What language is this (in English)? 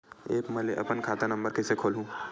Chhattisgarhi